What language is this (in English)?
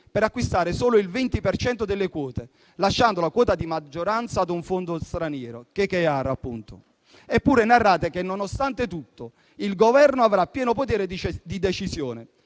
Italian